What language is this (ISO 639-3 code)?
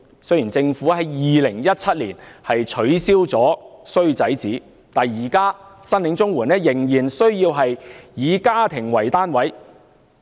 yue